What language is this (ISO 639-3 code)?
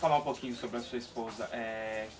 por